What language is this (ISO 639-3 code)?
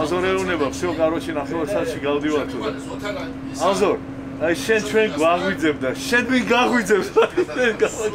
tur